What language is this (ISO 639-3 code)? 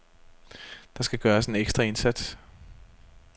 dan